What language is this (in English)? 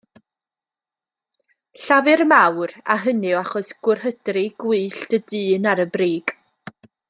Welsh